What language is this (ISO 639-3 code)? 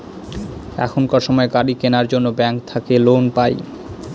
ben